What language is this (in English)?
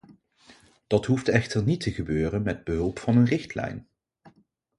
Dutch